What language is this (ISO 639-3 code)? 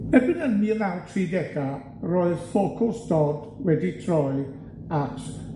cym